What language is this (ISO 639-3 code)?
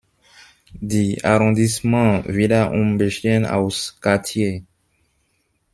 deu